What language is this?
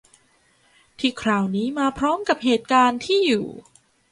Thai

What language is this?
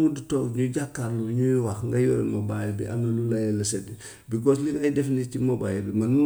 Gambian Wolof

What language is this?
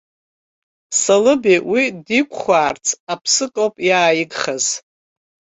Abkhazian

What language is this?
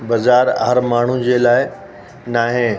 Sindhi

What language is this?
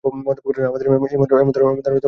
Bangla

